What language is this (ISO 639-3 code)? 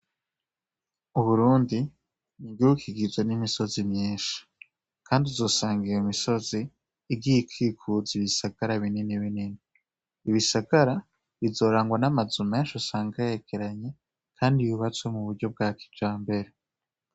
run